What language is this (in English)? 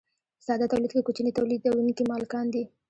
Pashto